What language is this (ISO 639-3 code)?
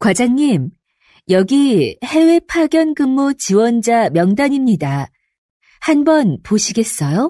kor